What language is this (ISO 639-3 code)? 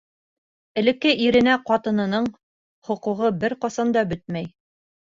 bak